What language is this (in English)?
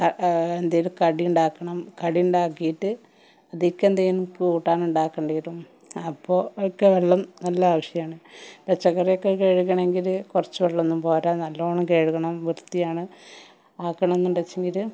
Malayalam